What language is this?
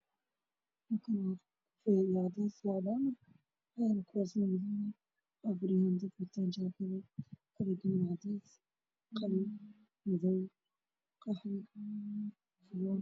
Somali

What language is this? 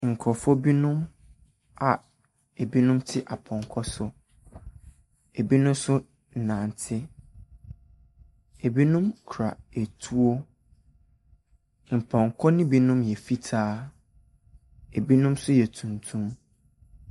Akan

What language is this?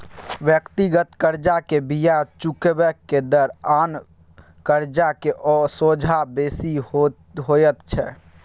Maithili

